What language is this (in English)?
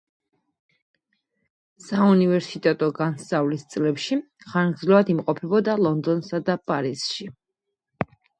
Georgian